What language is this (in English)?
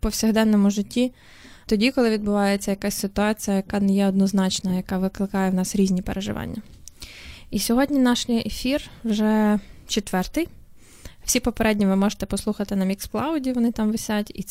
Ukrainian